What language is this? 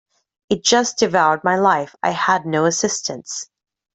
English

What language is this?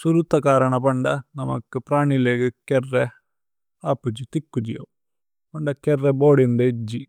Tulu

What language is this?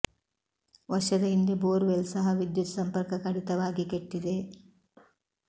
Kannada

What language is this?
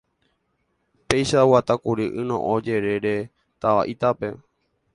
Guarani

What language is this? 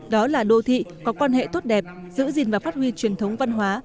Vietnamese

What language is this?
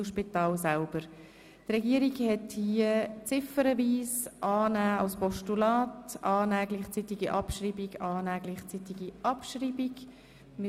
Swiss German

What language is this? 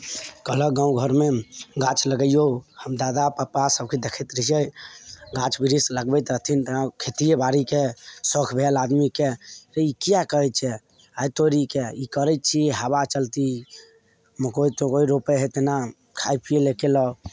Maithili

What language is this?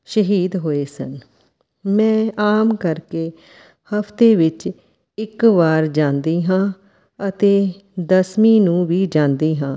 Punjabi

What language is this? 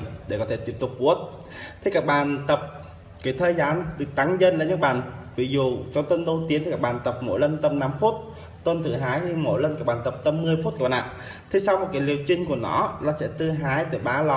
Vietnamese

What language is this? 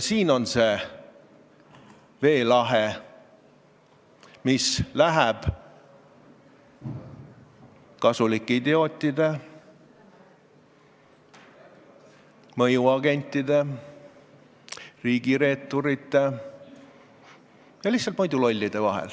Estonian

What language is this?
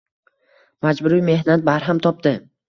Uzbek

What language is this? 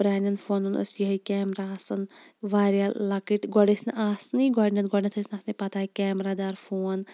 Kashmiri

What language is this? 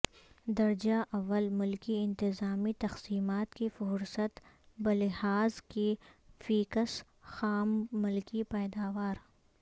Urdu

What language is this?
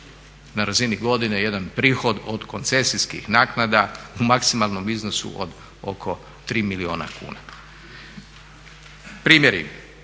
Croatian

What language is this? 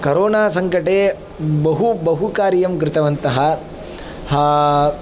Sanskrit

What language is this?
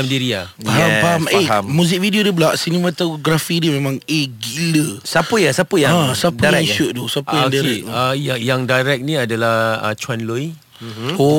Malay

